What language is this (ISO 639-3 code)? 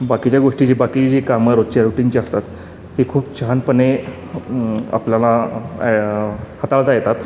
mar